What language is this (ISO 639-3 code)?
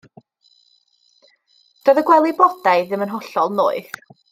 cym